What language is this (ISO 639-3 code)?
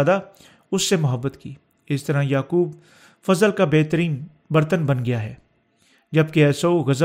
urd